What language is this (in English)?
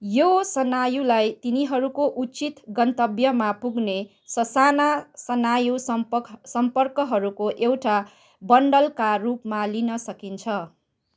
Nepali